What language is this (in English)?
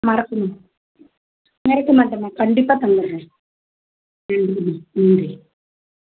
Tamil